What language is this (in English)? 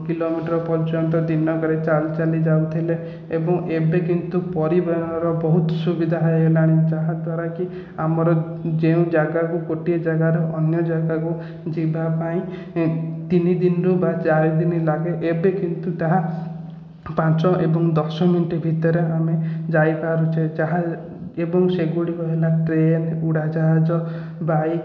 Odia